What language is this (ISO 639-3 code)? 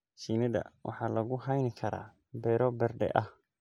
som